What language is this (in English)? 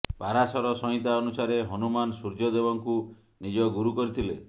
Odia